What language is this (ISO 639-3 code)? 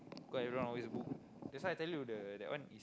eng